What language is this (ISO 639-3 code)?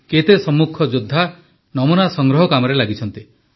ori